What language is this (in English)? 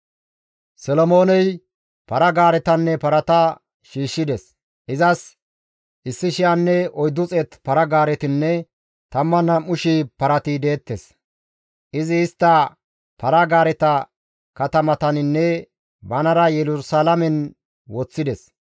Gamo